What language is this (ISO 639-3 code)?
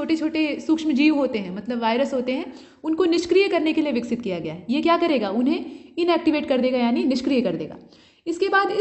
hin